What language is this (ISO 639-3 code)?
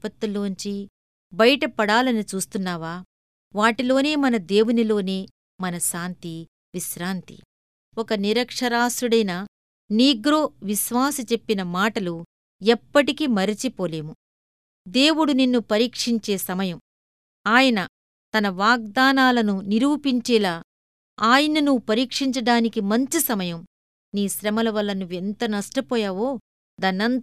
tel